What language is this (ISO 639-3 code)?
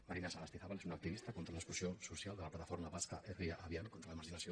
cat